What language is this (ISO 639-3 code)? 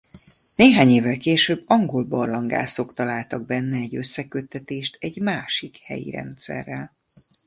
hun